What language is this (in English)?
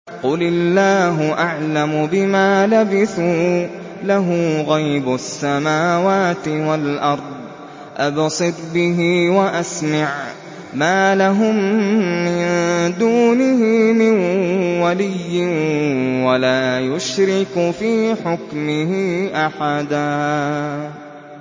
Arabic